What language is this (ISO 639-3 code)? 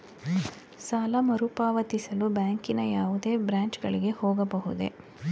kan